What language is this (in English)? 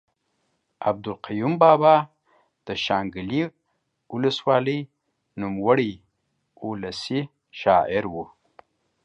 Pashto